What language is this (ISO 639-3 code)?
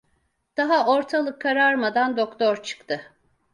tur